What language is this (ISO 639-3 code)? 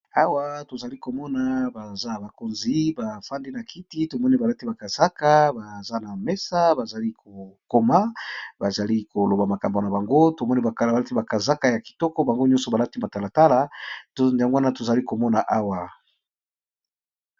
lin